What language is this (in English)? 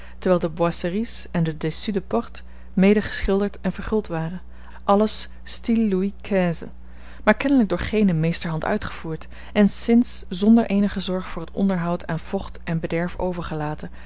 Dutch